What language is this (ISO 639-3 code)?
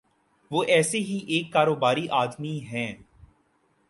urd